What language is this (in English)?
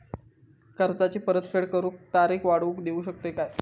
Marathi